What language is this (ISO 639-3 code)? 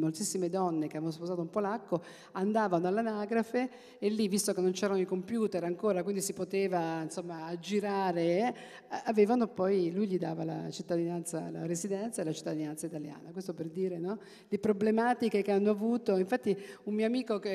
ita